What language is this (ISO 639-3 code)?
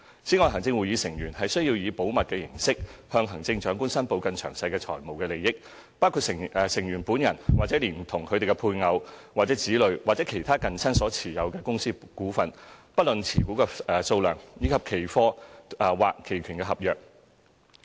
yue